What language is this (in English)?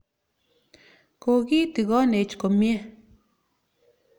Kalenjin